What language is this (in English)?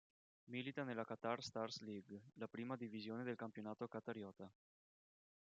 Italian